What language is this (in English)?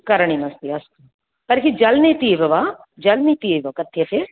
Sanskrit